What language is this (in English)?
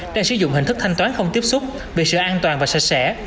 Vietnamese